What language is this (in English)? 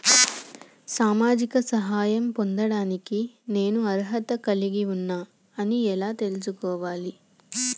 Telugu